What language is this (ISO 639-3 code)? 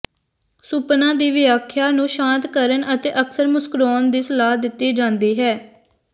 pan